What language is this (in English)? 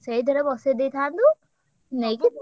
Odia